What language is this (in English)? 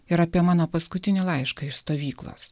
Lithuanian